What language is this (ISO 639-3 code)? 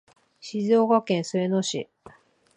jpn